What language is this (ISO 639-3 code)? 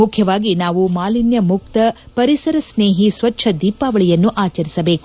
kan